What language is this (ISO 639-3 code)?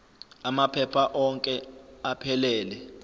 zul